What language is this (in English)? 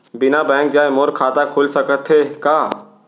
Chhattisgarhi